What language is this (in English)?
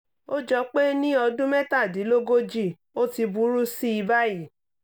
Yoruba